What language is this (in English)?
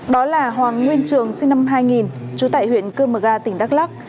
Vietnamese